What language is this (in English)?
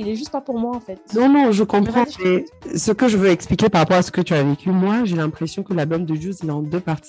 French